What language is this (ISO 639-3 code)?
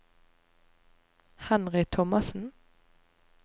nor